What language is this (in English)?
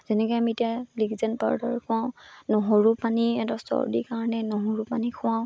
Assamese